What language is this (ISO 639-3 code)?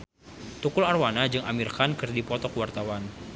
sun